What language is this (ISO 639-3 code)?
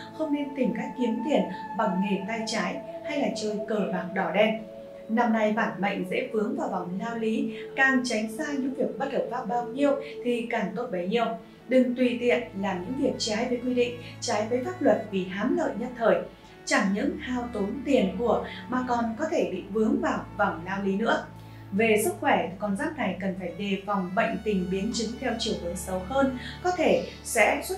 vie